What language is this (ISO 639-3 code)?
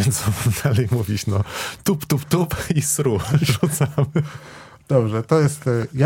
pol